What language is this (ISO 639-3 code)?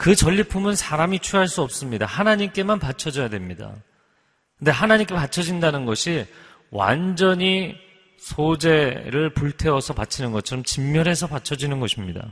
kor